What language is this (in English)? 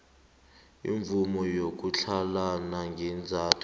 South Ndebele